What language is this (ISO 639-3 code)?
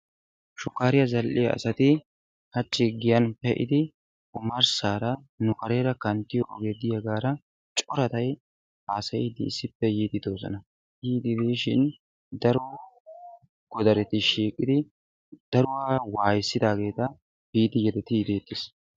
wal